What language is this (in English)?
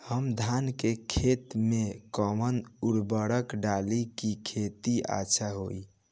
Bhojpuri